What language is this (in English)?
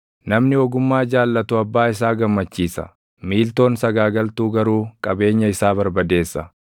Oromo